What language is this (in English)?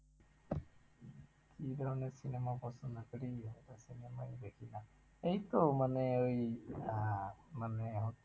Bangla